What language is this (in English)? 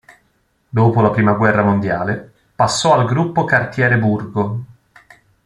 Italian